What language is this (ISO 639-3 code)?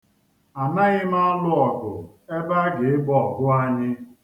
ibo